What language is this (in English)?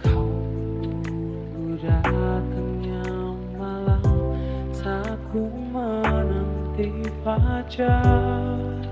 Indonesian